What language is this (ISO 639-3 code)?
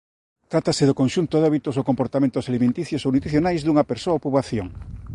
glg